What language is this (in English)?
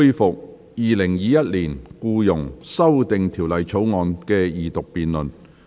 Cantonese